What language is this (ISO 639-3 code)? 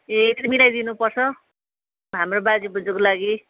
nep